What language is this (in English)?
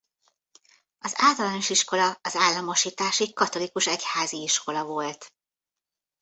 Hungarian